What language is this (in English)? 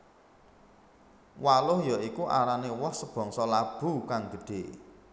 Javanese